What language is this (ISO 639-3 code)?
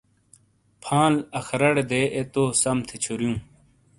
scl